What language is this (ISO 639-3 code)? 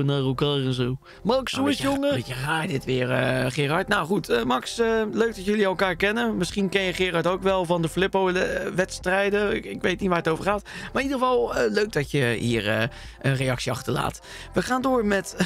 nld